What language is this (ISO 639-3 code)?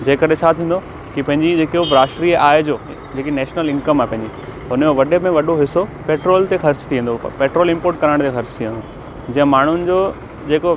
snd